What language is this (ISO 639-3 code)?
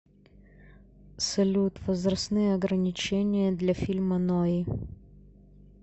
rus